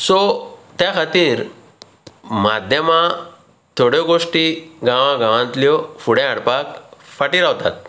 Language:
Konkani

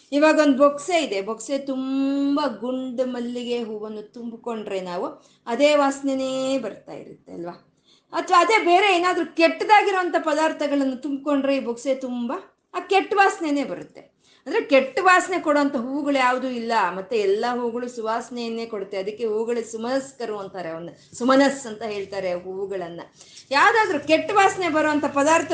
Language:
Kannada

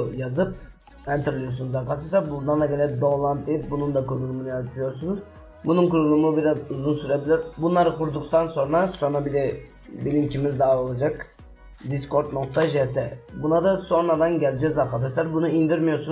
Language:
Turkish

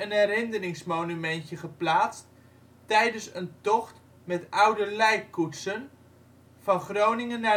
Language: Dutch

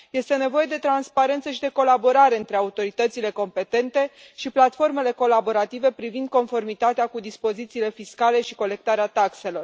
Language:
Romanian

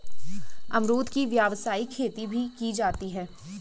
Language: Hindi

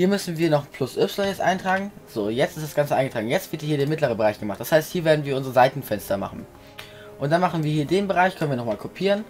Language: German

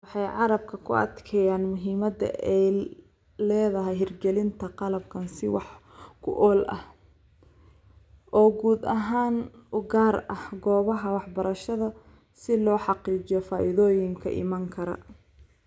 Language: Somali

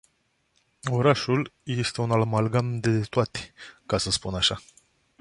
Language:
Romanian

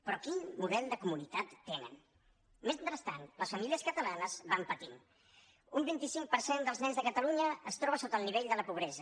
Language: Catalan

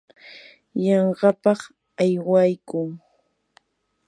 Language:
Yanahuanca Pasco Quechua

